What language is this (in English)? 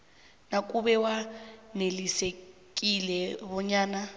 South Ndebele